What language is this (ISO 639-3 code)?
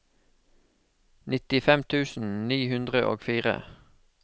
nor